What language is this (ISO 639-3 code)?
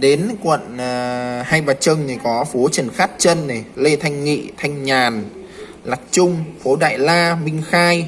vie